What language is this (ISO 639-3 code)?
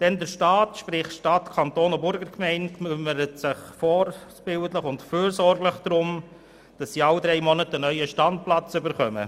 gsw